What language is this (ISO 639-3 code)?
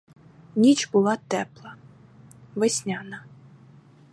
ukr